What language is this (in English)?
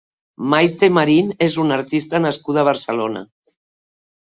Catalan